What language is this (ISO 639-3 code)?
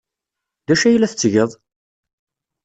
kab